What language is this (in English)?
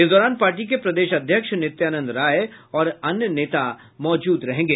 Hindi